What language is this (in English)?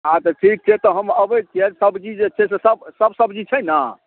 Maithili